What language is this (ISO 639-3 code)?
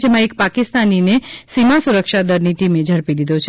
guj